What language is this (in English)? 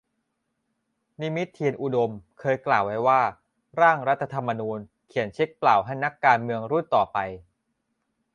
Thai